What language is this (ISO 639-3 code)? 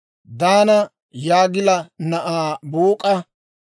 dwr